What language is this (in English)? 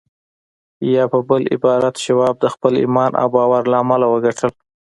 Pashto